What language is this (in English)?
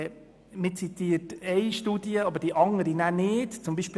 Swiss German